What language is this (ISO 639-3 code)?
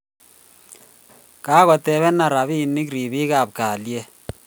kln